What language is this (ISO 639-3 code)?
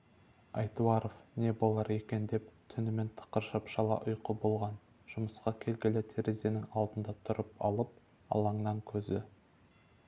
kaz